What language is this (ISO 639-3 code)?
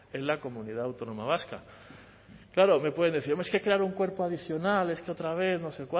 spa